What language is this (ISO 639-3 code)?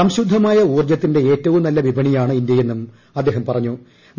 mal